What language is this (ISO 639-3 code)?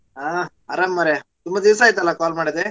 kan